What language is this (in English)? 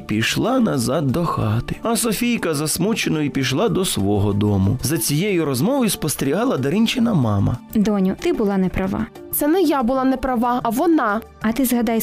Ukrainian